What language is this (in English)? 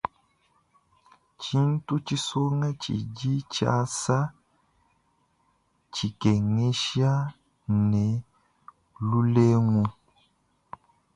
Luba-Lulua